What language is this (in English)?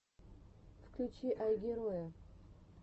Russian